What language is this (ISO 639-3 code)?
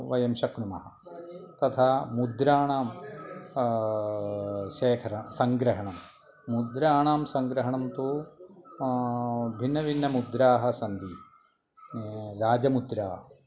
san